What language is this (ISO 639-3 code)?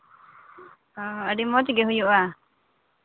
sat